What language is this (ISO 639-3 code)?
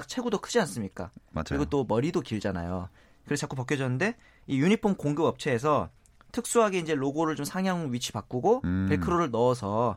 kor